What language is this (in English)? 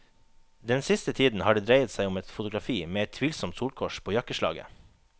Norwegian